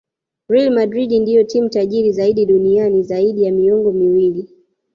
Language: Swahili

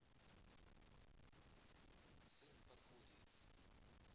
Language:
Russian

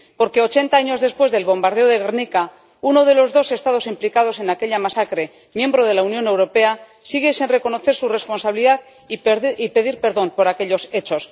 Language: Spanish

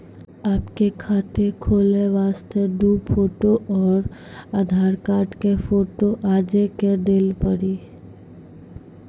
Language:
Maithili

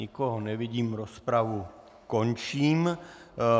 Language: Czech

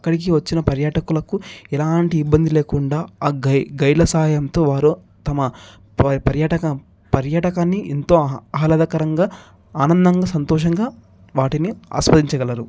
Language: Telugu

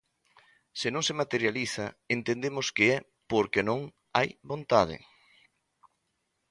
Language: Galician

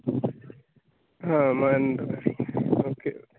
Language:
Malayalam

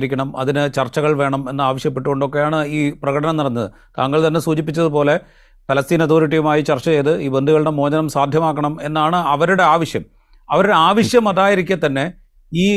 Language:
Malayalam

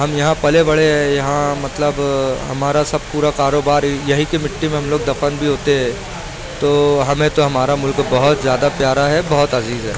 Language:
Urdu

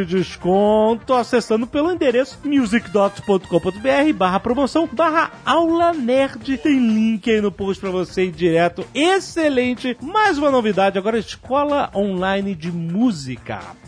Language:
Portuguese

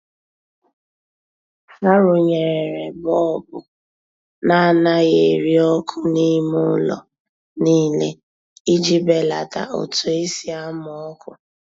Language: Igbo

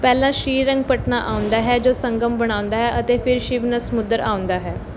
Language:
Punjabi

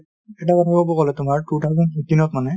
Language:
Assamese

